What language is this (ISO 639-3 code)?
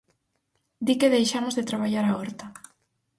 glg